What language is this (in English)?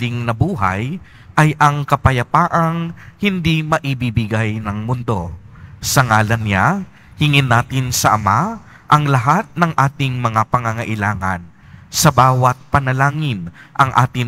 Filipino